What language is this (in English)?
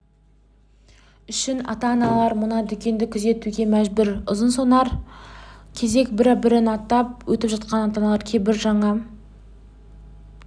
Kazakh